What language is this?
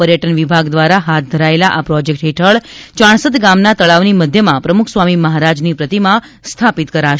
Gujarati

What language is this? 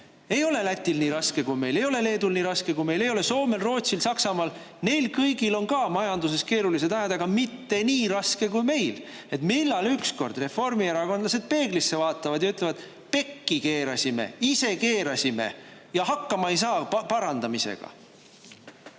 Estonian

